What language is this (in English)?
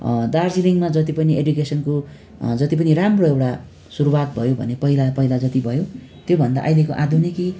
Nepali